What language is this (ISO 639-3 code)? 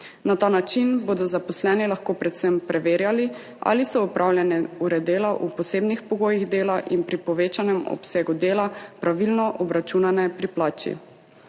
slv